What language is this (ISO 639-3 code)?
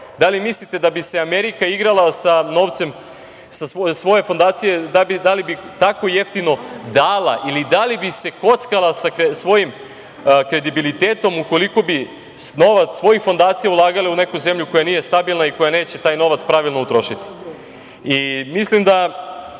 srp